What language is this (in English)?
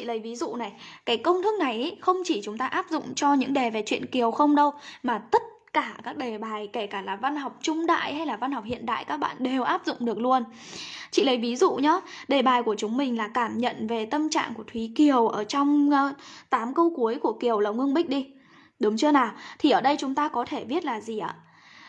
Vietnamese